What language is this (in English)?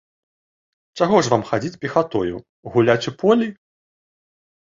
Belarusian